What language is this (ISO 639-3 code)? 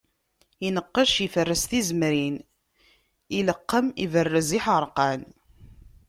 kab